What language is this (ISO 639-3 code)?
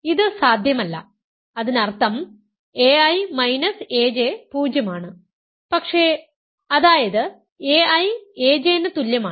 mal